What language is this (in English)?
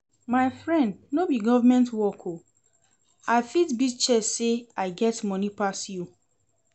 Nigerian Pidgin